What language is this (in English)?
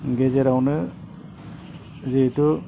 Bodo